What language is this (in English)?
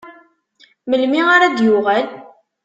Kabyle